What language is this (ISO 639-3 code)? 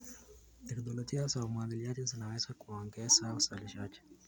kln